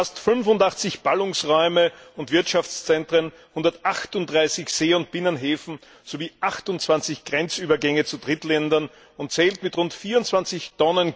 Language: German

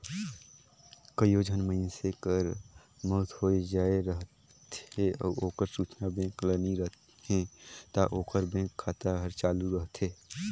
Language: Chhattisgarhi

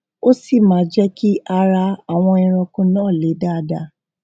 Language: Yoruba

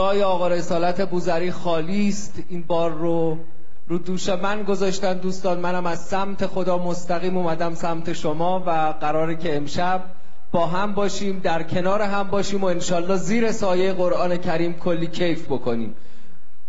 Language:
Persian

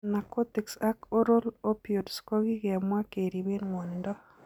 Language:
Kalenjin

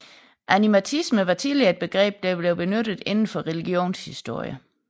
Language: Danish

